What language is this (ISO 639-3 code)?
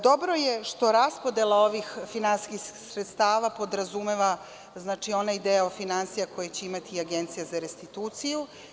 srp